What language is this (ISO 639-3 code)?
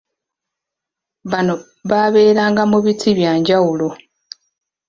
lug